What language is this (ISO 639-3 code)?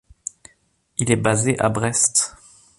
fra